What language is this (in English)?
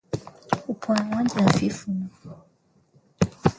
Swahili